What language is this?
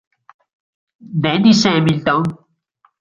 Italian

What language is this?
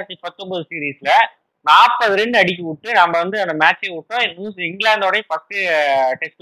Tamil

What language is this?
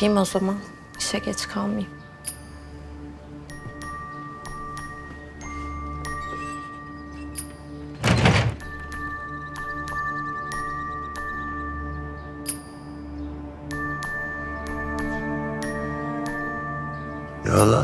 Turkish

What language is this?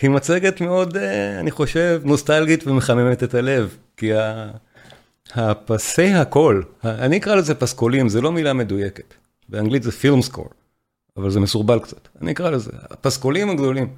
Hebrew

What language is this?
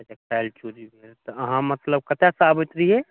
Maithili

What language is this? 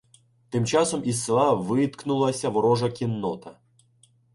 Ukrainian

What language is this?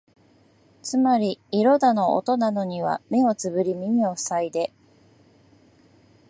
Japanese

